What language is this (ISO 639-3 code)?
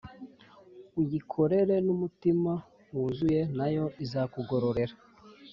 kin